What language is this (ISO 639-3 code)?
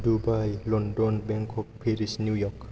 brx